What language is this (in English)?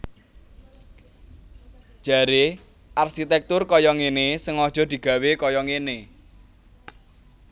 Javanese